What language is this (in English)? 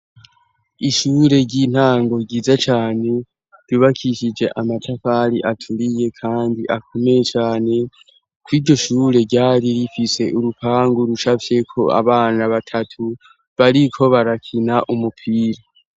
Rundi